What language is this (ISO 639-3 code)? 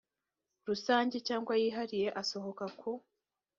kin